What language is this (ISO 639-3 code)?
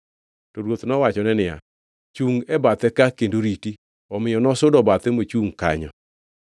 luo